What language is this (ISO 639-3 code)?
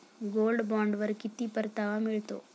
mar